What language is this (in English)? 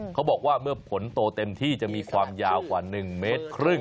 Thai